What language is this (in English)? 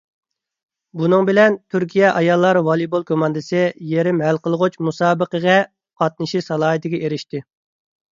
Uyghur